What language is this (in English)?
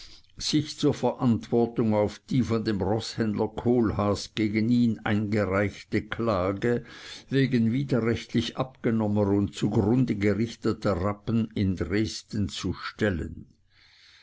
German